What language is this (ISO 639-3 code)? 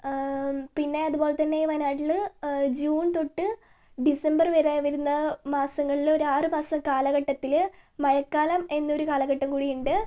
mal